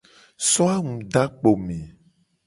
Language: Gen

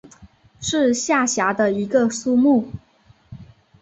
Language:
Chinese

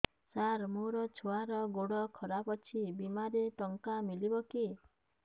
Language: Odia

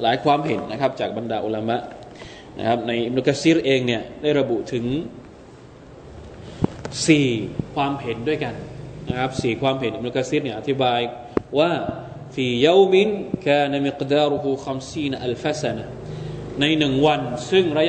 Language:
Thai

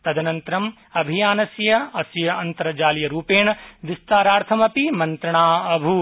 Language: Sanskrit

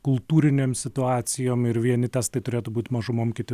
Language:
Lithuanian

